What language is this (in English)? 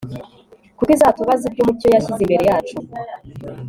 Kinyarwanda